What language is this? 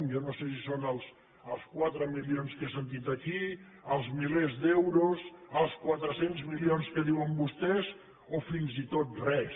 Catalan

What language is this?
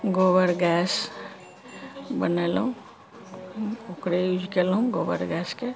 Maithili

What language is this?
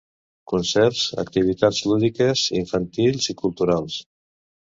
Catalan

